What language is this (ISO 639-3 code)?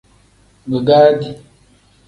kdh